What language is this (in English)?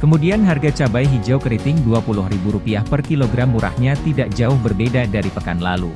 Indonesian